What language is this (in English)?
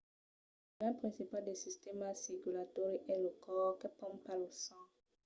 Occitan